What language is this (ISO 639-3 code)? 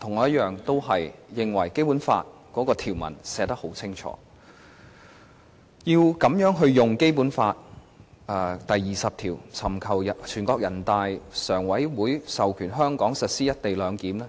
yue